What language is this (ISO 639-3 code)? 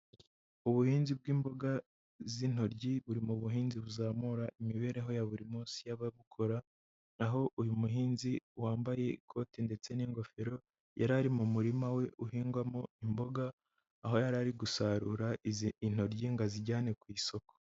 kin